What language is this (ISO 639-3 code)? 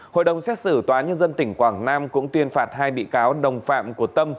vie